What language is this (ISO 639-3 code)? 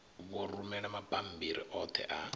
ven